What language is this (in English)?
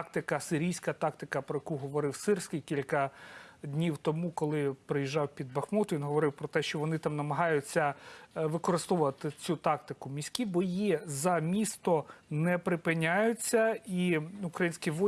Ukrainian